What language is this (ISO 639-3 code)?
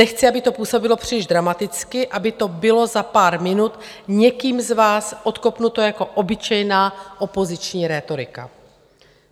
ces